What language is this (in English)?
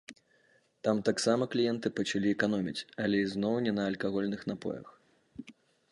Belarusian